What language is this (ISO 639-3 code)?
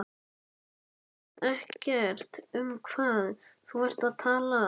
isl